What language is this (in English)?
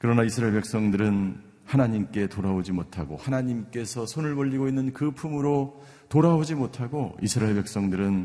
Korean